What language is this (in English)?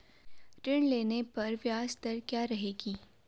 Hindi